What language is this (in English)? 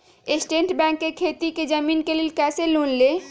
Magahi